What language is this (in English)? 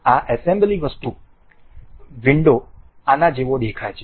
Gujarati